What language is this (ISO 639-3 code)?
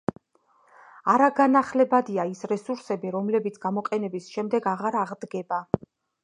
kat